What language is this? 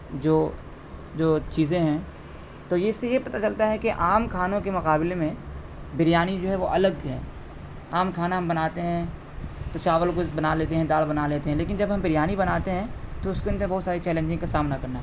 Urdu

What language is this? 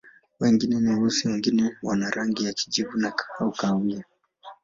Swahili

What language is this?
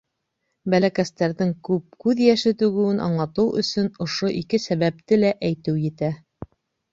Bashkir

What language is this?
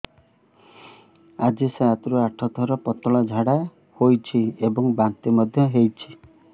Odia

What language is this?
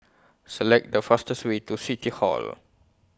English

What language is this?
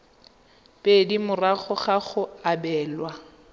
Tswana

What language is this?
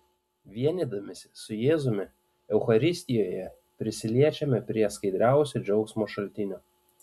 Lithuanian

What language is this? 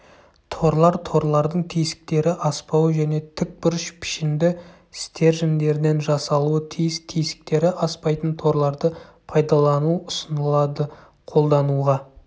Kazakh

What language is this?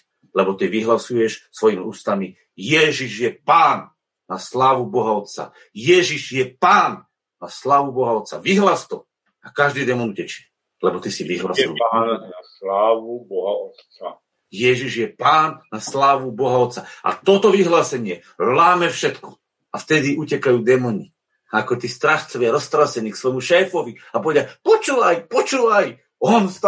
Slovak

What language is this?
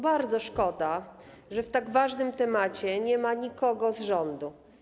Polish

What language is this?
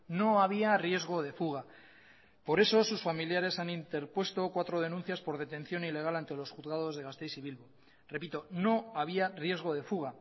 Spanish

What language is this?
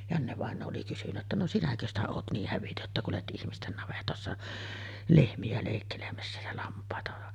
Finnish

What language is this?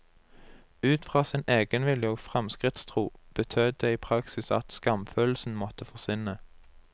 Norwegian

